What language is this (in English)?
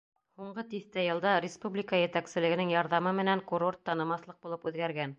Bashkir